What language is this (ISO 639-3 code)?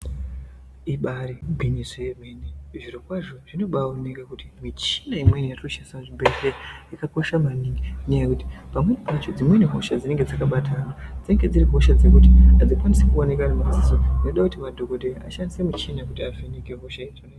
ndc